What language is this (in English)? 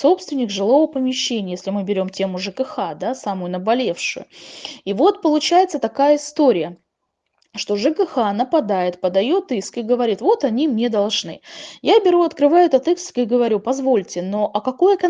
Russian